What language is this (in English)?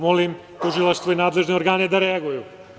Serbian